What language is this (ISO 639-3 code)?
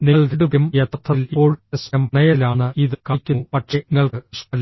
mal